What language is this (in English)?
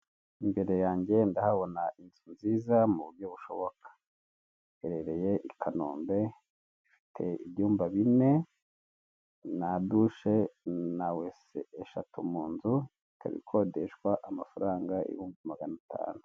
Kinyarwanda